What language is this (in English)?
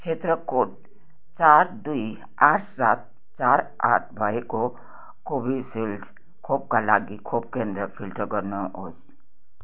Nepali